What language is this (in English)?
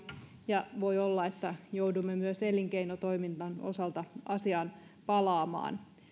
Finnish